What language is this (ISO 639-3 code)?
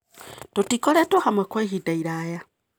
kik